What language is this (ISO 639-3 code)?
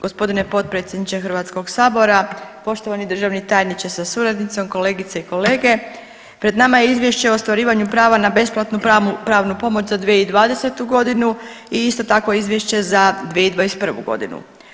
hrv